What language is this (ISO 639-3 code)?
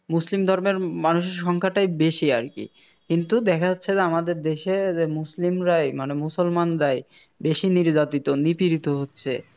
ben